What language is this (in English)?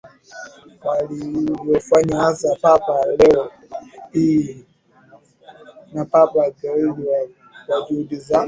Swahili